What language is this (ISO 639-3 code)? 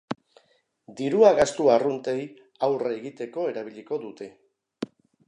eus